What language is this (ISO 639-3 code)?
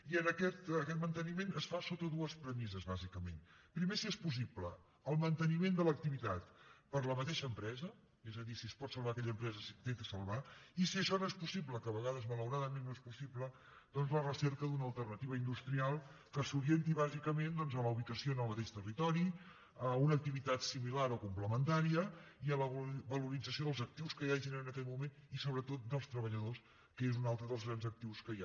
cat